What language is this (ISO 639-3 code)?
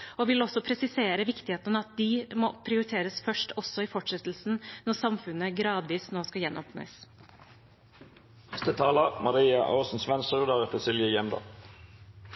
nob